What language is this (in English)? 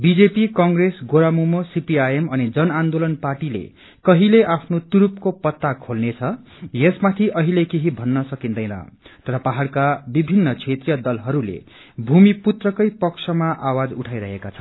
Nepali